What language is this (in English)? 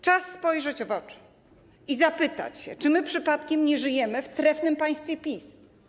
Polish